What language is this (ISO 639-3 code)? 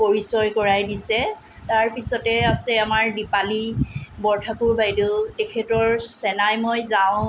asm